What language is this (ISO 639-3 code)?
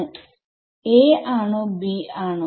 mal